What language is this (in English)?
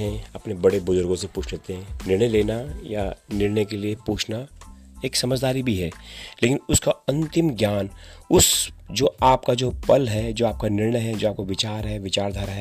Hindi